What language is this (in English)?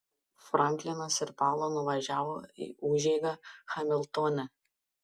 Lithuanian